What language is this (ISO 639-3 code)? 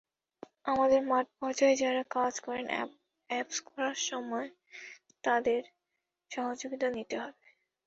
ben